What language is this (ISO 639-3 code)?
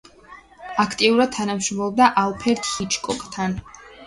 kat